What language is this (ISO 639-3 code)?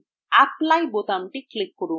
ben